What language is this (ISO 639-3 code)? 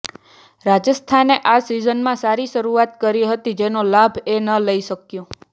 guj